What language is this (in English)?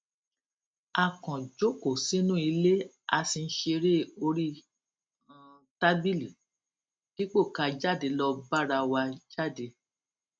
Yoruba